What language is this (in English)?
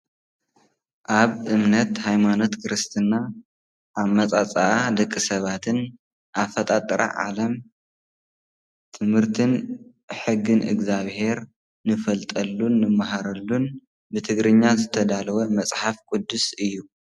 Tigrinya